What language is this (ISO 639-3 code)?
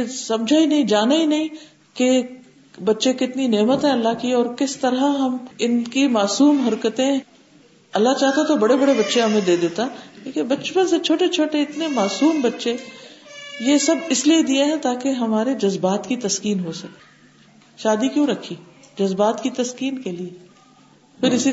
urd